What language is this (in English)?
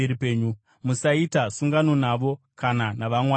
Shona